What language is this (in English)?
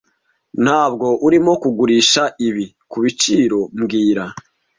Kinyarwanda